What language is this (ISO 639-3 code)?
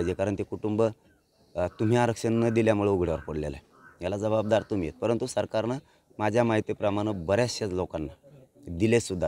ara